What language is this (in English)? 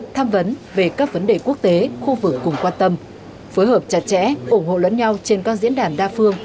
Vietnamese